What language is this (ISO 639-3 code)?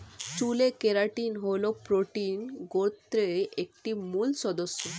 ben